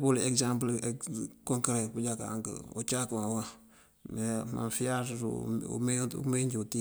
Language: Mandjak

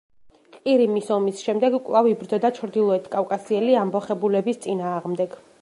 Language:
Georgian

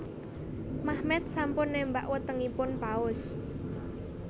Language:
Javanese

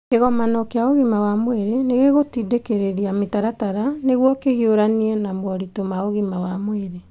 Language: Kikuyu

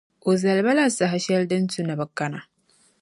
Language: Dagbani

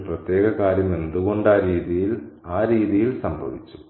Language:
Malayalam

